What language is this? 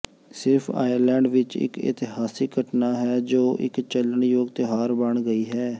Punjabi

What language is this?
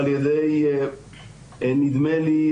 Hebrew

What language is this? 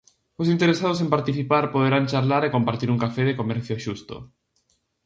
Galician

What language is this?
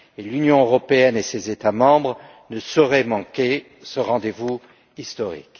French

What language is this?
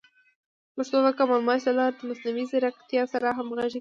Pashto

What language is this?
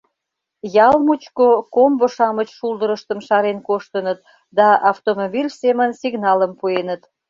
Mari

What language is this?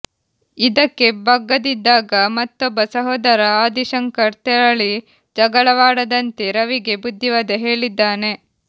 Kannada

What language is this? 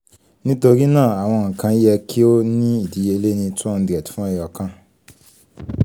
Yoruba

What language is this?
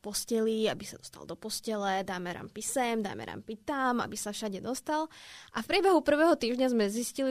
Czech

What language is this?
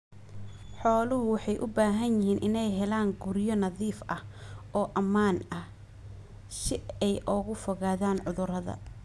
Somali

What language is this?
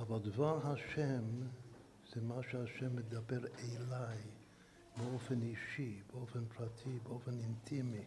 Hebrew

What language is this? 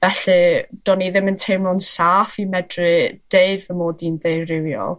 Welsh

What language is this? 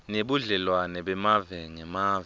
Swati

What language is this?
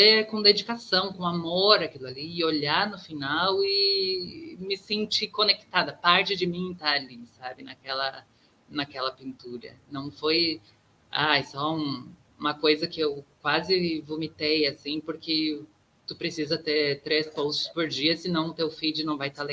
Portuguese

